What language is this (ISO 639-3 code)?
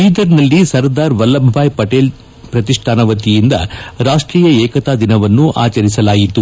kan